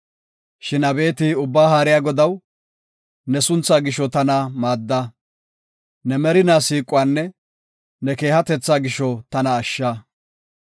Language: Gofa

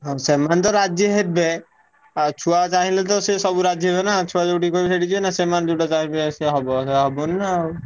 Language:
Odia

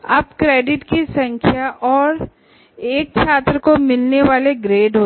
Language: Hindi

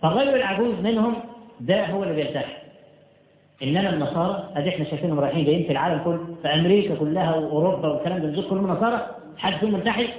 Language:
Arabic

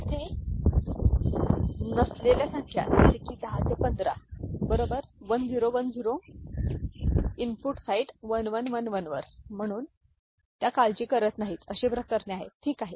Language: Marathi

